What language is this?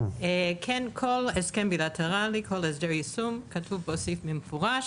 Hebrew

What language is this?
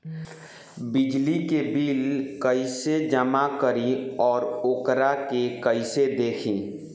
Bhojpuri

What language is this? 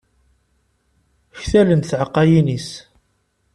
Kabyle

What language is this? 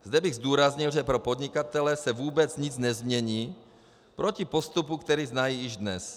Czech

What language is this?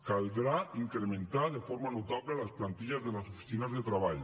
Catalan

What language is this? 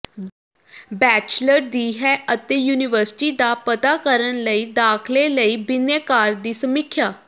Punjabi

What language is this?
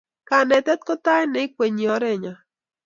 Kalenjin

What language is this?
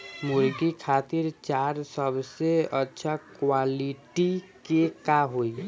Bhojpuri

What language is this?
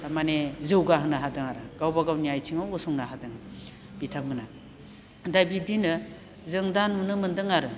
Bodo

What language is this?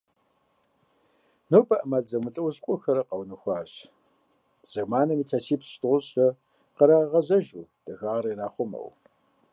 Kabardian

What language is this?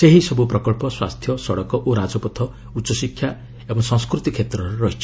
Odia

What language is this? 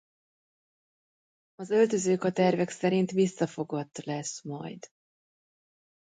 Hungarian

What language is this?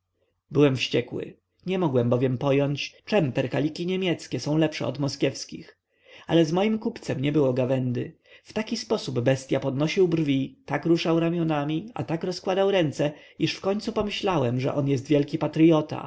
Polish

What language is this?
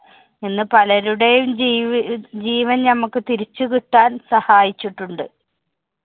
Malayalam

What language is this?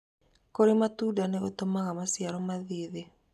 Kikuyu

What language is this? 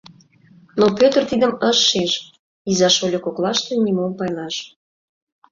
Mari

